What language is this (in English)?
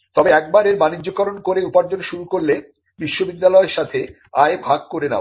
Bangla